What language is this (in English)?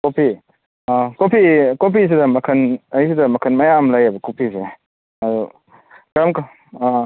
Manipuri